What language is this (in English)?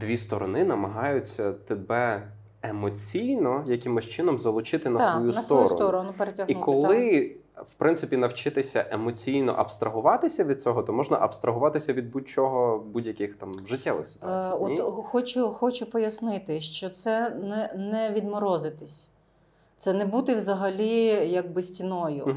Ukrainian